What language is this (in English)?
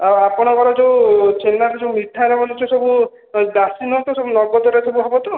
Odia